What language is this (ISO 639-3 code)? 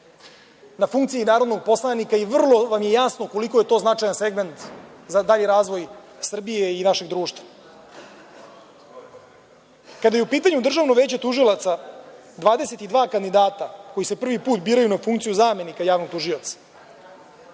srp